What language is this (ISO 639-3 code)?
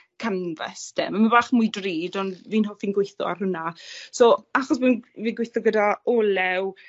cym